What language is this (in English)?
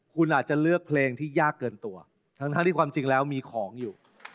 Thai